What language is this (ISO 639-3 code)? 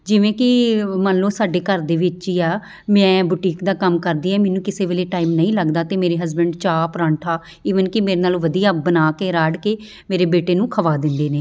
pan